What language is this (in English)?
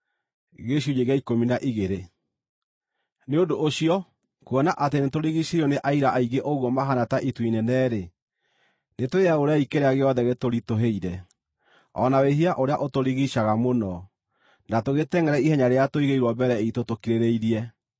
Kikuyu